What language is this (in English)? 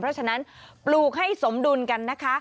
Thai